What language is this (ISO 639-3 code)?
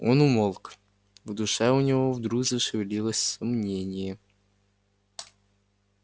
rus